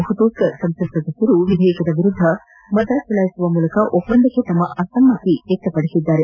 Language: Kannada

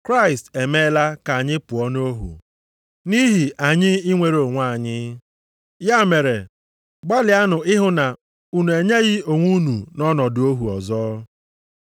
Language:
Igbo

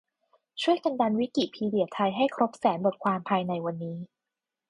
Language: Thai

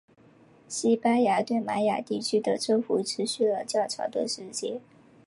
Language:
Chinese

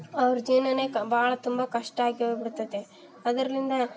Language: Kannada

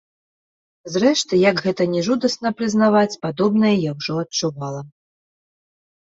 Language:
Belarusian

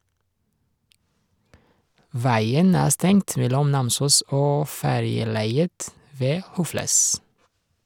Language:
Norwegian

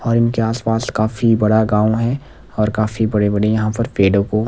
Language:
Hindi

